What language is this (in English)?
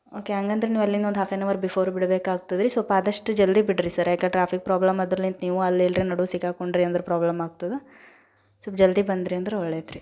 Kannada